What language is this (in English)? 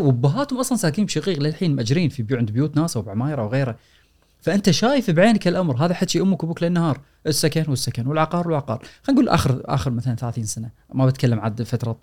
Arabic